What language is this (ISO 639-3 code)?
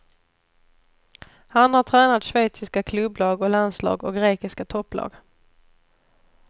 swe